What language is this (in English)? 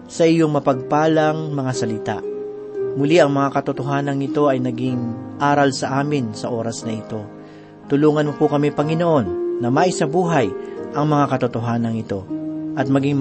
Filipino